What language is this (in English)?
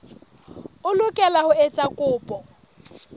Southern Sotho